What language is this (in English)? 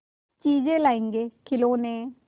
Hindi